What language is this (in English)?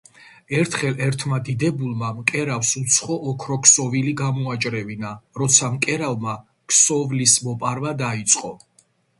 Georgian